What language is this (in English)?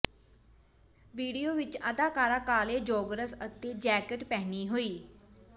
Punjabi